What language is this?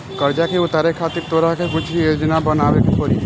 Bhojpuri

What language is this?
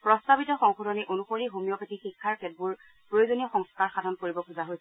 Assamese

